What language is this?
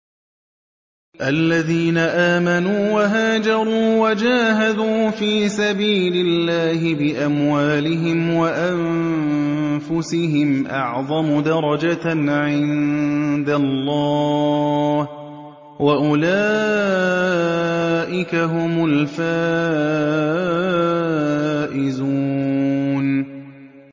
Arabic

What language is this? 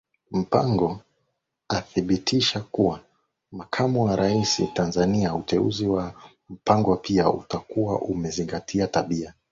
Swahili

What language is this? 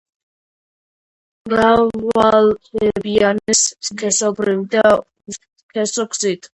Georgian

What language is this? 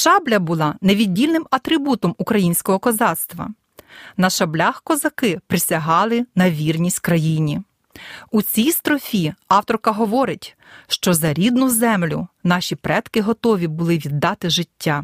Ukrainian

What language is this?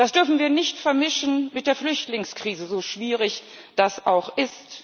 German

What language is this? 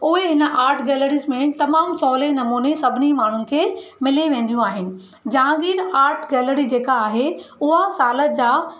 Sindhi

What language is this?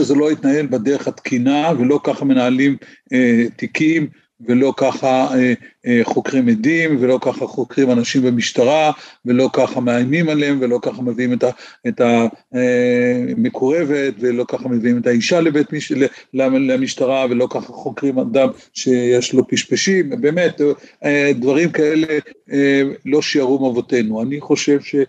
Hebrew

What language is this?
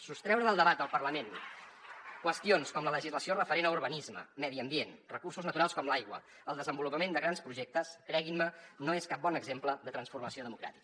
Catalan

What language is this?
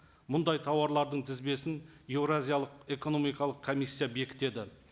Kazakh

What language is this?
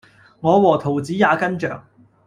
Cantonese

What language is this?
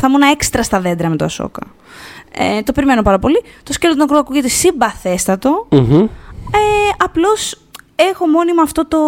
Greek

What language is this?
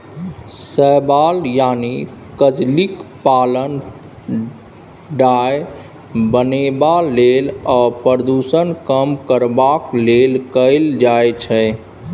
Maithili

